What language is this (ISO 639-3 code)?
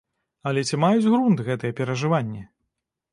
bel